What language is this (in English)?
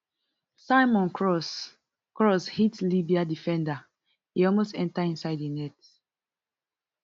Nigerian Pidgin